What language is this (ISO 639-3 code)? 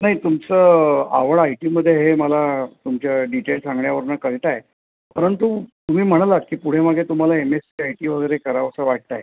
mar